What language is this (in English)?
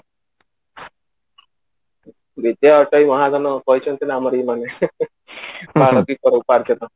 Odia